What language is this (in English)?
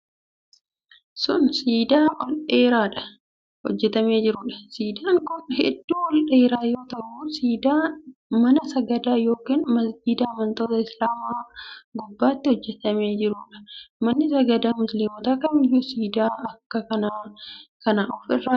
Oromo